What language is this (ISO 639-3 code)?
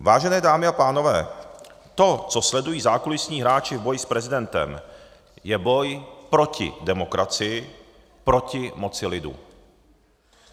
ces